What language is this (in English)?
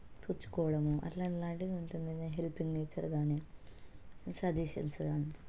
Telugu